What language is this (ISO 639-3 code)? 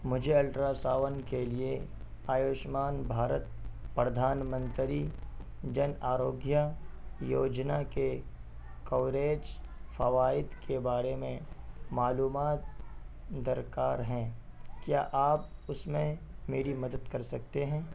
urd